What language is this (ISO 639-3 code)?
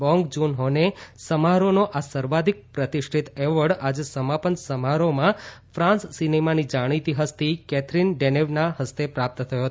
guj